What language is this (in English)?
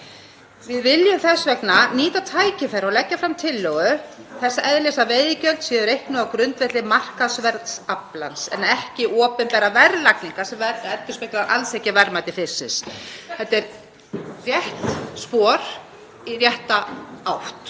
Icelandic